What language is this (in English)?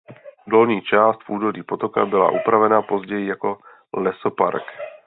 Czech